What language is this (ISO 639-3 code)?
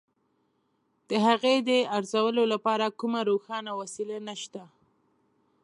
pus